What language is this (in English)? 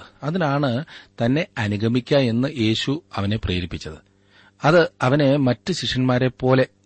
Malayalam